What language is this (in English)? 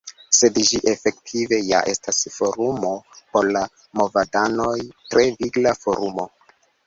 Esperanto